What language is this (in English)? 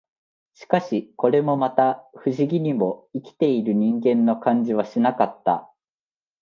Japanese